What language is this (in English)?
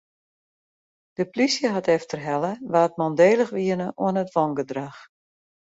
Western Frisian